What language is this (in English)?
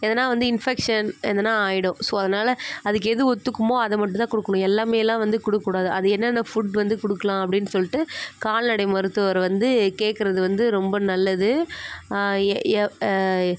Tamil